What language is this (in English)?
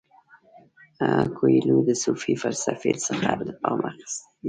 Pashto